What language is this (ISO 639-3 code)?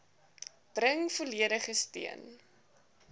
afr